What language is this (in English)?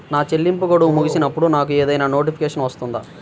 Telugu